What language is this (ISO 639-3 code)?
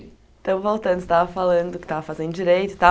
por